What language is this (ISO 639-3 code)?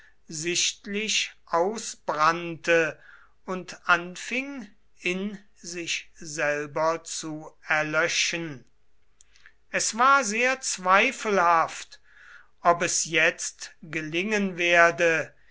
deu